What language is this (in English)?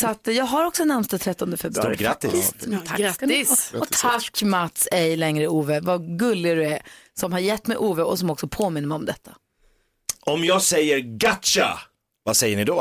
Swedish